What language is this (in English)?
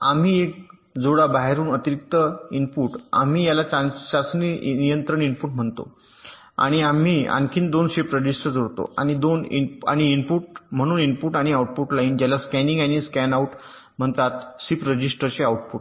Marathi